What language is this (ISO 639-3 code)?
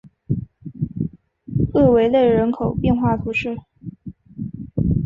zho